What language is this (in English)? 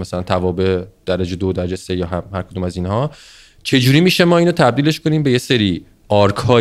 Persian